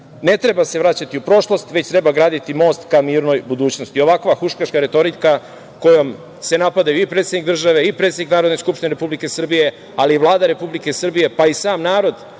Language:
Serbian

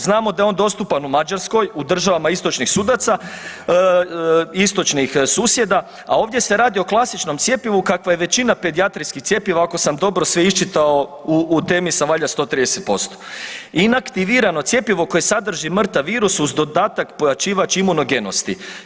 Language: Croatian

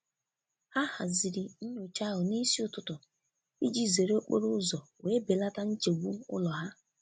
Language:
Igbo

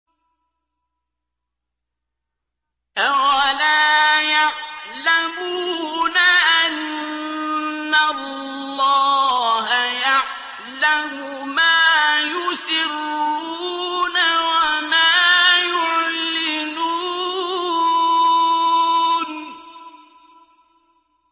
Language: Arabic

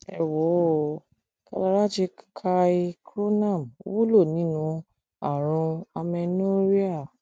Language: Yoruba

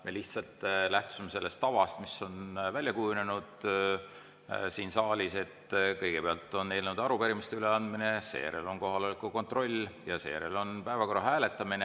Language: Estonian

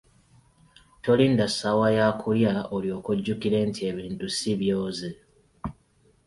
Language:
Ganda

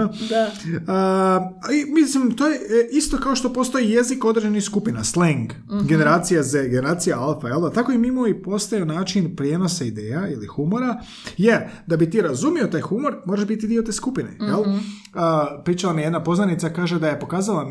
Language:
Croatian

